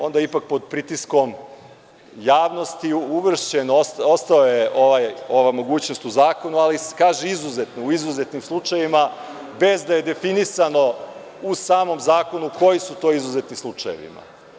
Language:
Serbian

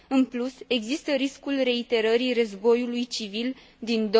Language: Romanian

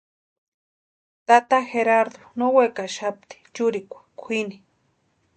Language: Western Highland Purepecha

